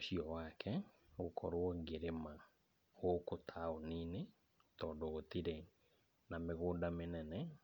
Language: Kikuyu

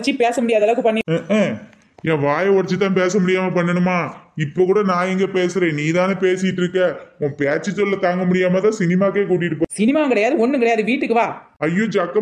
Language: Tamil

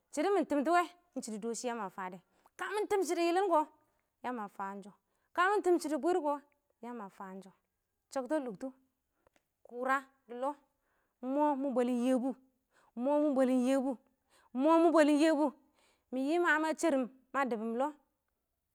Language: Awak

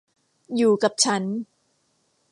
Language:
Thai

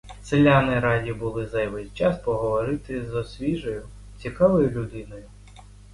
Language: Ukrainian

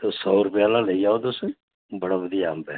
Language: Dogri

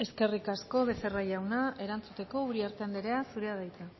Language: Basque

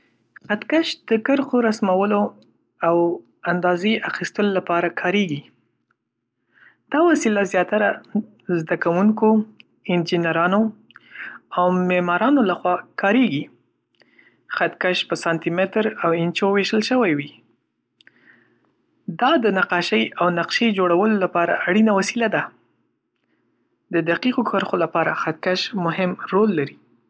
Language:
Pashto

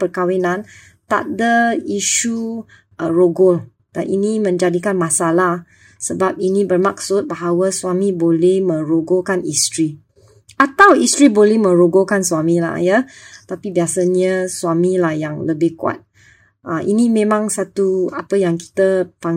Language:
Malay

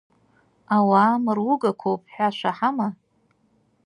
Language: Abkhazian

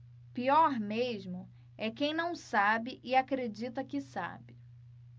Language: Portuguese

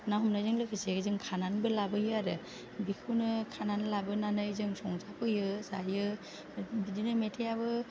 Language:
Bodo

